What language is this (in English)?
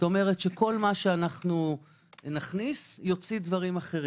Hebrew